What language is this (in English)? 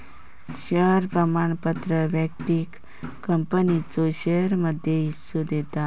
Marathi